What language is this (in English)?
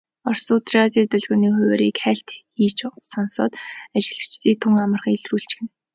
Mongolian